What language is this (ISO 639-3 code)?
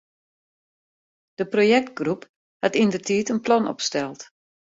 fry